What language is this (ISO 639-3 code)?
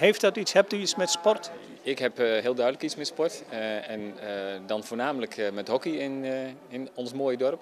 nld